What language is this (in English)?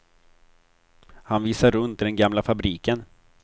Swedish